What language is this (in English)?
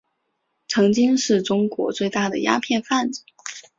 Chinese